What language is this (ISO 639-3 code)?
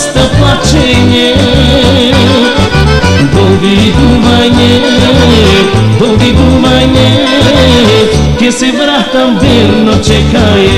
ell